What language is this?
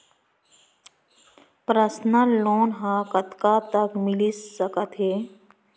Chhattisgarhi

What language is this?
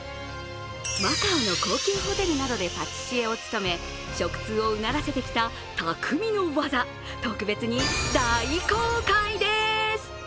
Japanese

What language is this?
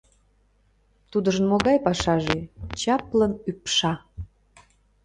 Mari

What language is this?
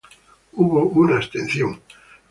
Spanish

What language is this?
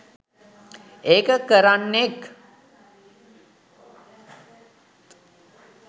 Sinhala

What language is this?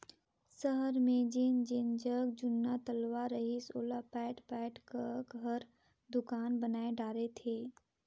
Chhattisgarhi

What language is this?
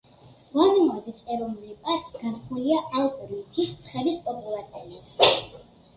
Georgian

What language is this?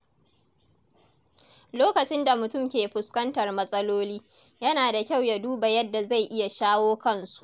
Hausa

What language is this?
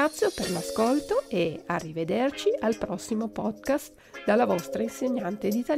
Italian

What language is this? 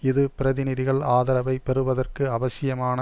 Tamil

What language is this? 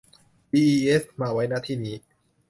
Thai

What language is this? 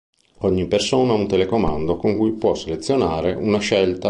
Italian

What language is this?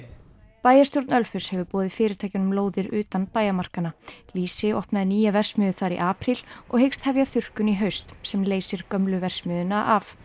Icelandic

